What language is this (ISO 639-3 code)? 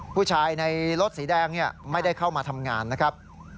tha